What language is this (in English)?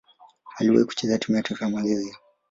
Swahili